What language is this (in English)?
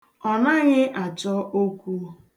Igbo